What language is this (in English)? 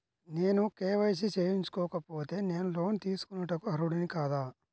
Telugu